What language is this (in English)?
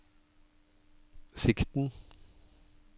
Norwegian